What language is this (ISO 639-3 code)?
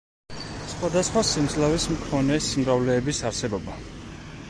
kat